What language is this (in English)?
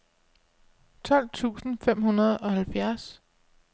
Danish